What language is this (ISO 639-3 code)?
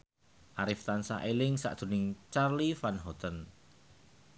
jav